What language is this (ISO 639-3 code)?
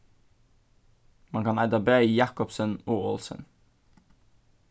fao